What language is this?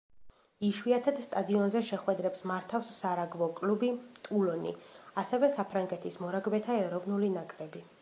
Georgian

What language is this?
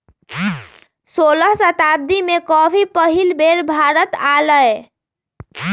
Magahi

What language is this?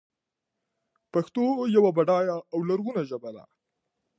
Pashto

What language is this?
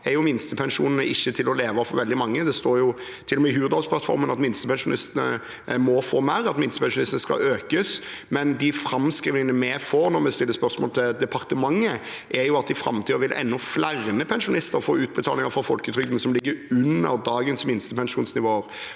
Norwegian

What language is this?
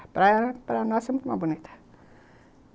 Portuguese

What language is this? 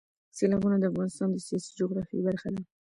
Pashto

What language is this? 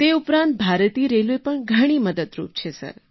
Gujarati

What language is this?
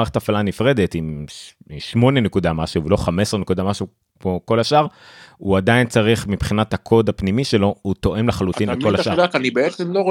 Hebrew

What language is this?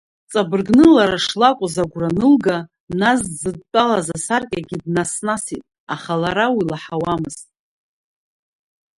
Abkhazian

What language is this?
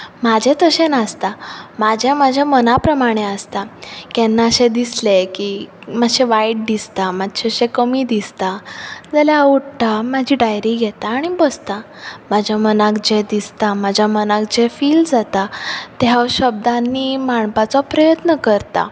Konkani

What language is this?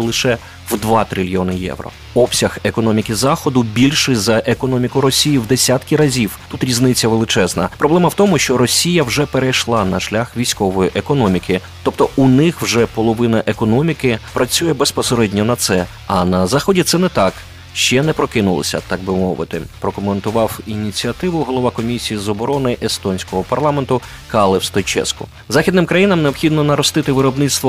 Ukrainian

